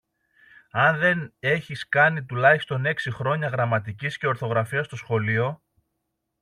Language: Greek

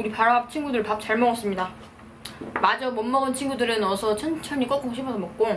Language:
Korean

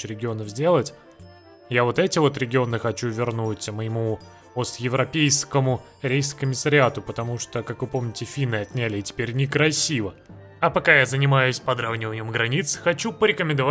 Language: Russian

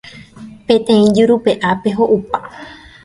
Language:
Guarani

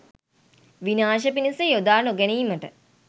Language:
Sinhala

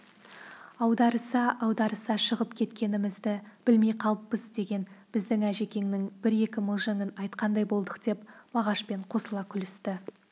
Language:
Kazakh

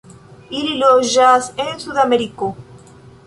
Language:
Esperanto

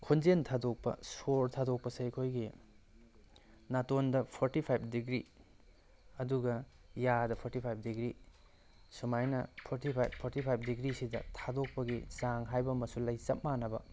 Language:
Manipuri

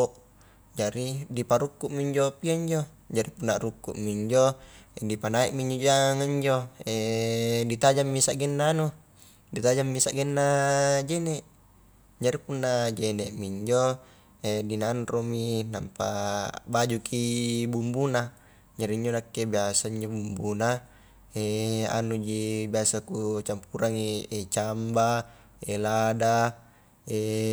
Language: Highland Konjo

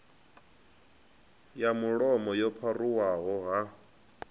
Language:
Venda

